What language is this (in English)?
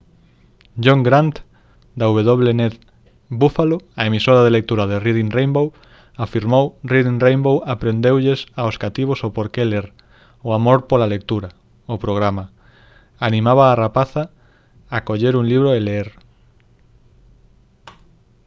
Galician